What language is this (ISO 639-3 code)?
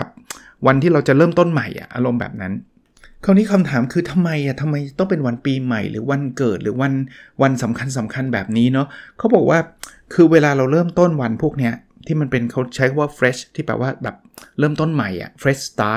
tha